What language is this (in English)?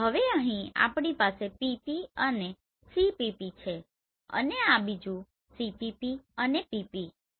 Gujarati